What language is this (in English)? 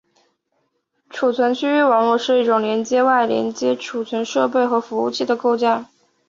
Chinese